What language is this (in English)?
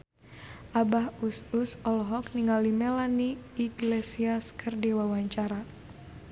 Sundanese